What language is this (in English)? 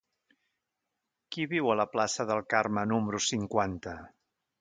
Catalan